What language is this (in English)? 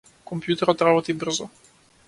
Macedonian